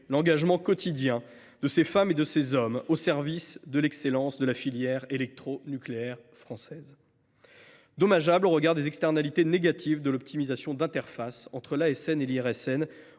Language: French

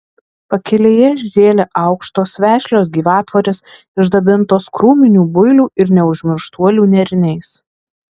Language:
Lithuanian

